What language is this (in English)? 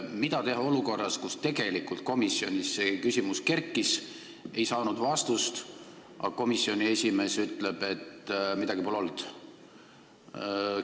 Estonian